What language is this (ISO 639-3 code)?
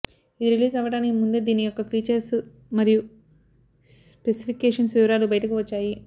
tel